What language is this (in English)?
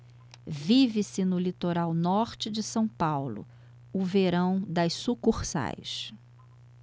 Portuguese